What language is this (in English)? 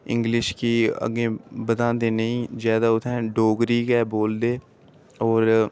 Dogri